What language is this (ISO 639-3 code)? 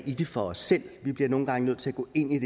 dan